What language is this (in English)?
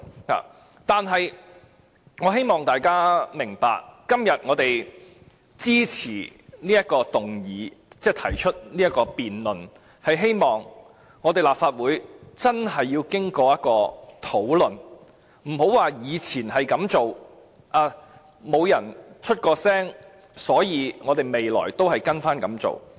Cantonese